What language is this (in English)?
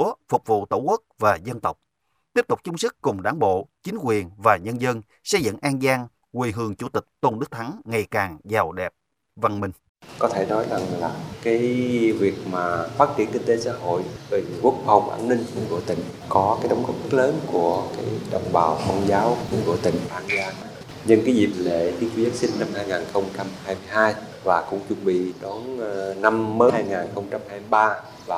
Vietnamese